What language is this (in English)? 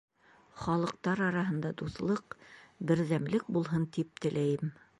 Bashkir